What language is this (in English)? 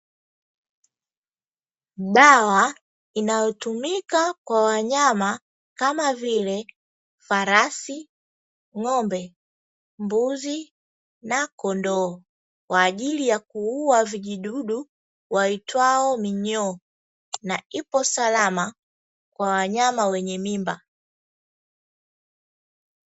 Swahili